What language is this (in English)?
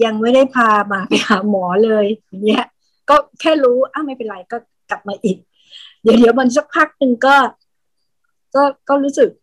Thai